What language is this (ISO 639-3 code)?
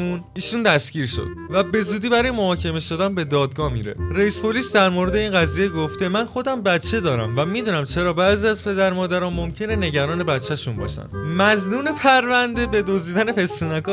fas